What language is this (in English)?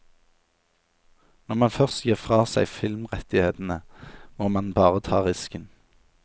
Norwegian